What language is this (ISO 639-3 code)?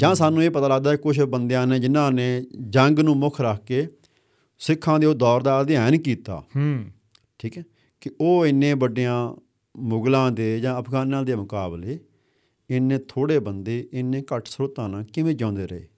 pan